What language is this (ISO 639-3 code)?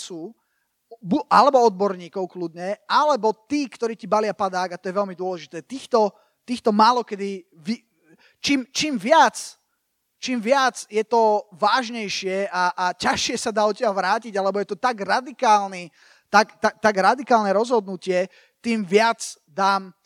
slk